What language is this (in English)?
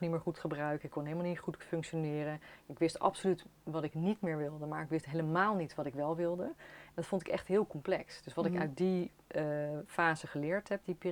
Dutch